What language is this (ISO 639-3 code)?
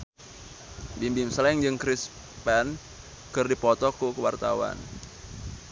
sun